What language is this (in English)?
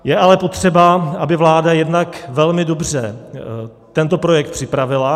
Czech